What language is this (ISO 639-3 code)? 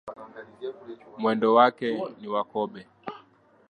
swa